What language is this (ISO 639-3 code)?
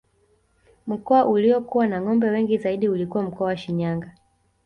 swa